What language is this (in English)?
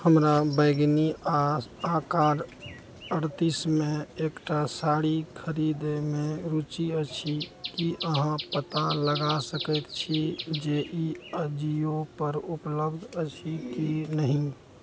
Maithili